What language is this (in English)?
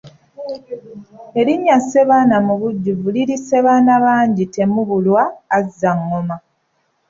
Ganda